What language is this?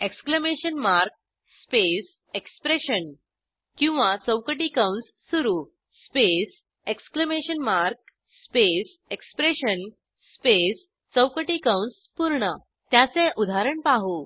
Marathi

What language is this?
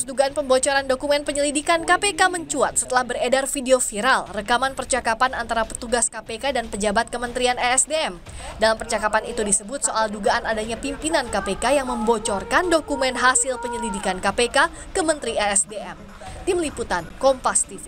Indonesian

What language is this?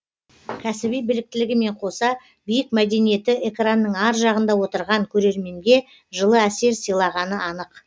Kazakh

